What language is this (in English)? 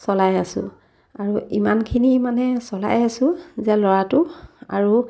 Assamese